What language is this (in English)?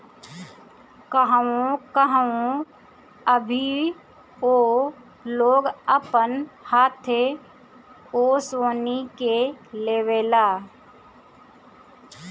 Bhojpuri